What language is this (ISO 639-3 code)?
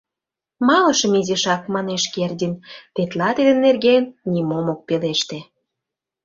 chm